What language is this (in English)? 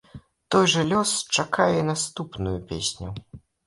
Belarusian